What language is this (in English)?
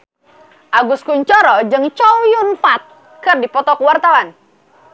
Sundanese